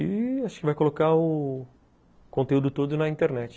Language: Portuguese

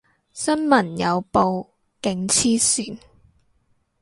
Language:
Cantonese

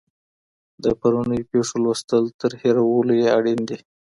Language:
Pashto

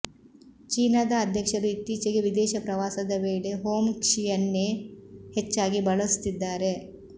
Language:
Kannada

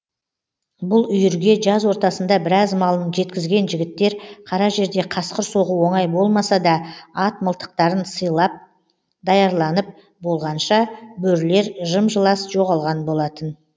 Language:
Kazakh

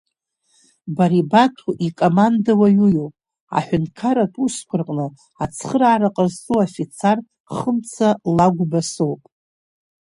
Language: Abkhazian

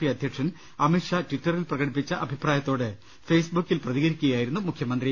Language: Malayalam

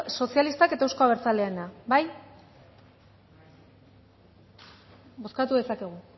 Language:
Basque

